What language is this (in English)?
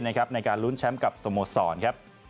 Thai